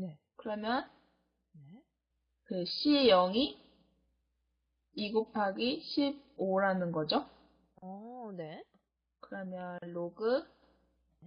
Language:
Korean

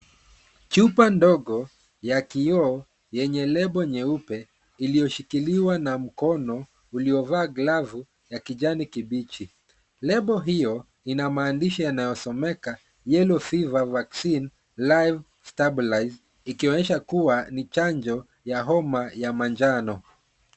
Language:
Swahili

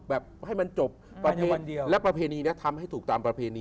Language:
Thai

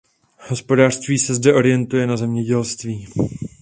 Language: Czech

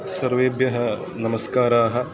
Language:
Sanskrit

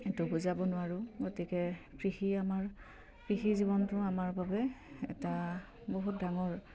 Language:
Assamese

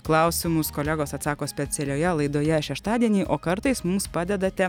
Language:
Lithuanian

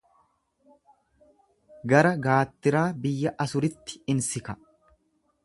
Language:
Oromo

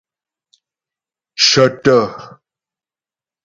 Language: Ghomala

